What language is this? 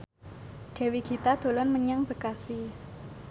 Javanese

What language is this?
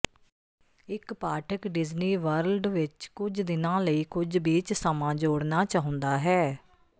Punjabi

